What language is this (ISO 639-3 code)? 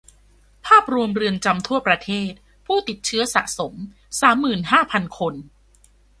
tha